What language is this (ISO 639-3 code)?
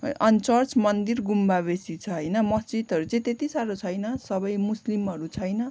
nep